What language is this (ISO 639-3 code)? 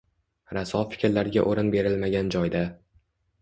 uzb